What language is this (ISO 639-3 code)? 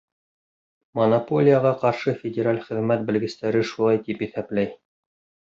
bak